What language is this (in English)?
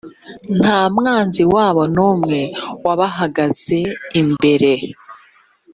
Kinyarwanda